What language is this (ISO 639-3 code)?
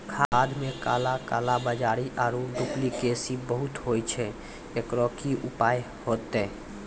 mai